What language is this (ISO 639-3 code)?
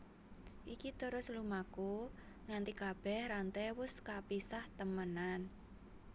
jav